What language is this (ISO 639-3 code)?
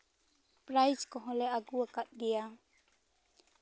sat